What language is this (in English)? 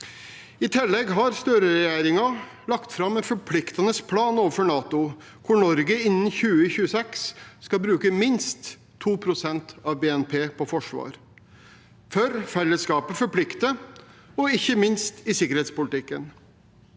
Norwegian